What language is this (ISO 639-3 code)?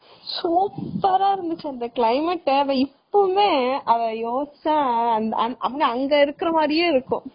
tam